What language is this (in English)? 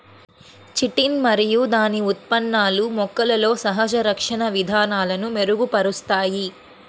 Telugu